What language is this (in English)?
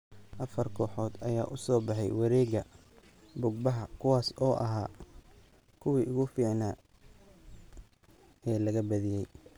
Somali